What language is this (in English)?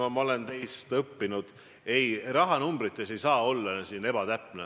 Estonian